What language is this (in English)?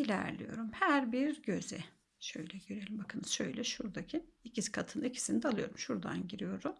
Turkish